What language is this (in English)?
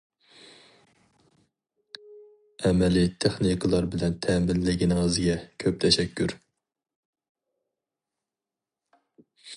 Uyghur